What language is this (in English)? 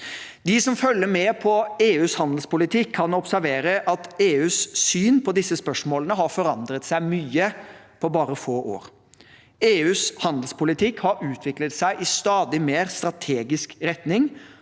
Norwegian